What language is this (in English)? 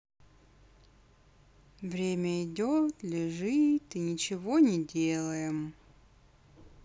Russian